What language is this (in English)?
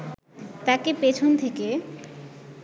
Bangla